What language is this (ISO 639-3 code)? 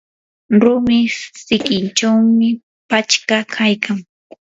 qur